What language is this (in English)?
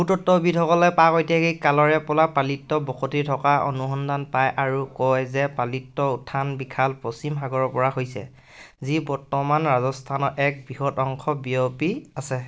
Assamese